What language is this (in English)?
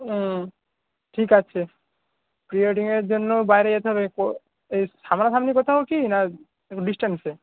Bangla